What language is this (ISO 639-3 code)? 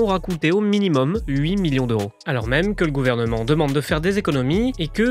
fra